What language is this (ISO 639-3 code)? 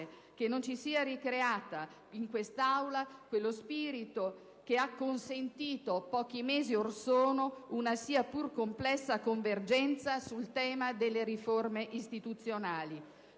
ita